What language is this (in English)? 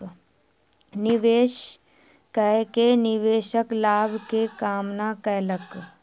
Maithili